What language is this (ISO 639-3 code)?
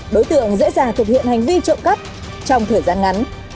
vie